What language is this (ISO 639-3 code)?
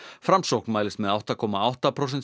isl